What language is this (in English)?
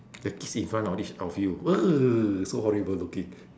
English